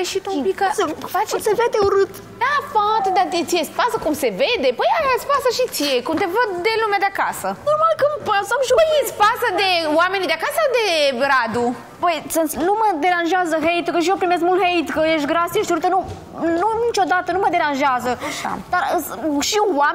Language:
Romanian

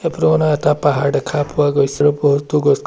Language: Assamese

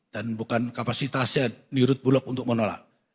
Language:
Indonesian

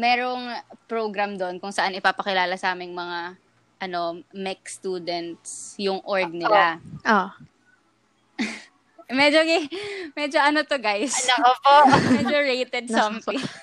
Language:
Filipino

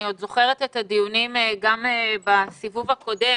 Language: Hebrew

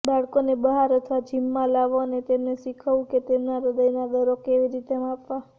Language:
Gujarati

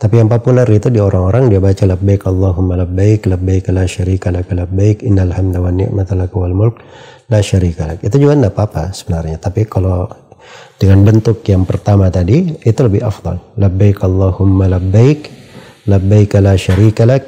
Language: Indonesian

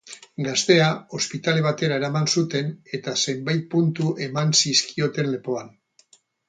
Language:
Basque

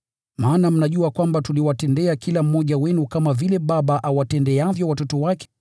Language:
Swahili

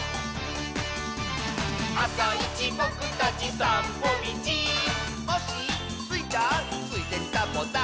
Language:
Japanese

